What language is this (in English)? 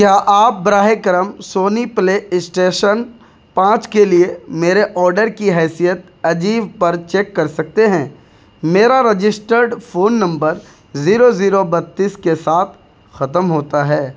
Urdu